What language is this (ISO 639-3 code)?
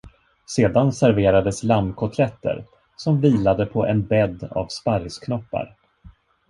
swe